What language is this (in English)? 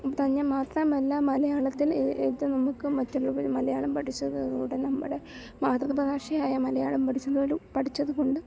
Malayalam